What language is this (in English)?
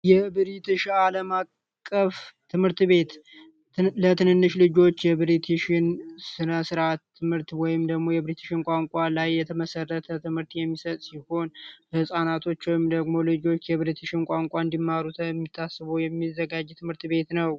Amharic